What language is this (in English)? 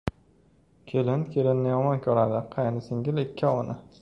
Uzbek